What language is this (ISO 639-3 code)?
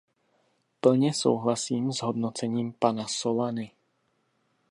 ces